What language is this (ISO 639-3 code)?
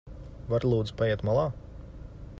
lav